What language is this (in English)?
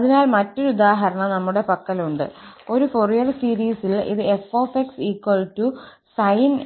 Malayalam